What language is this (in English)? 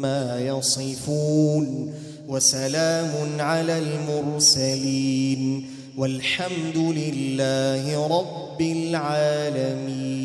Arabic